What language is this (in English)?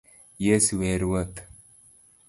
Luo (Kenya and Tanzania)